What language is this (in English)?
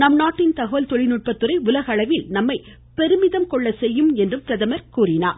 Tamil